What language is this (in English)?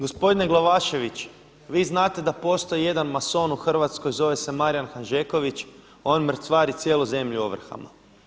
Croatian